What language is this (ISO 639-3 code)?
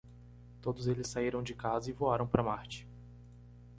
por